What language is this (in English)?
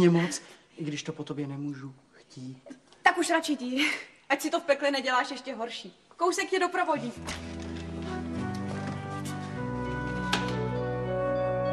Czech